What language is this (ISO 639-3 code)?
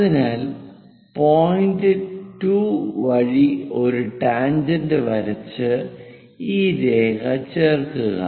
mal